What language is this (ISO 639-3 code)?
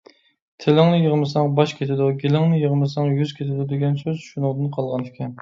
uig